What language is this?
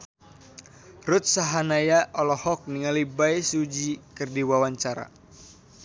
Sundanese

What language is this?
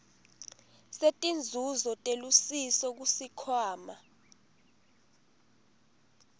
Swati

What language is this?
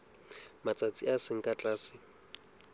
Southern Sotho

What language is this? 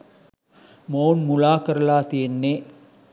Sinhala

